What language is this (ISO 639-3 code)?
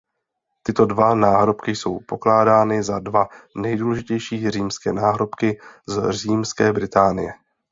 ces